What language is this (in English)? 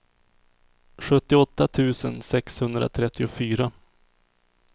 Swedish